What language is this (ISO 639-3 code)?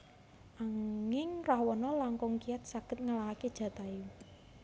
jav